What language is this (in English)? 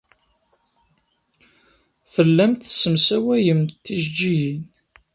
Kabyle